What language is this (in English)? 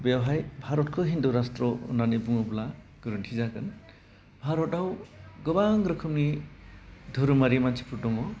Bodo